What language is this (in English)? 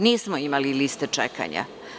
Serbian